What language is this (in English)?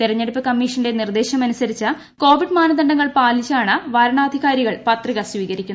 Malayalam